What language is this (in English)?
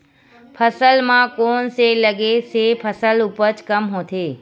Chhattisgarhi